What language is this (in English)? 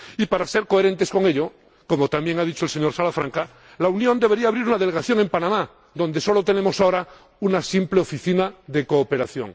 Spanish